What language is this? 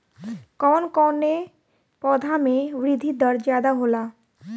Bhojpuri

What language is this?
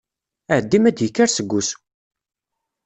Kabyle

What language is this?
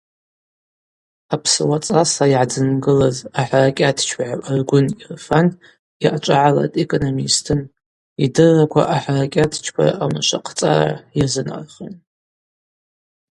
Abaza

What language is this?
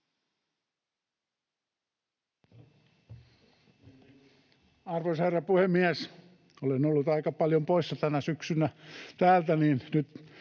Finnish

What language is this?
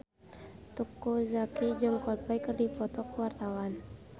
Sundanese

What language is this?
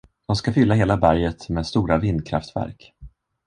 Swedish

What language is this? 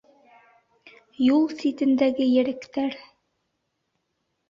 Bashkir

